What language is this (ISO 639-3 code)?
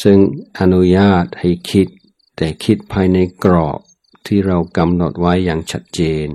tha